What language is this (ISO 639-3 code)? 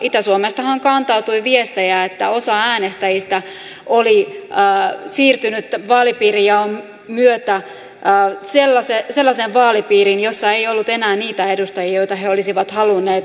fin